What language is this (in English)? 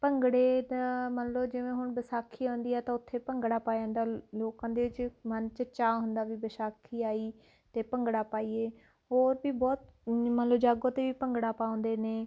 Punjabi